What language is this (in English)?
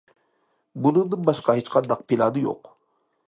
Uyghur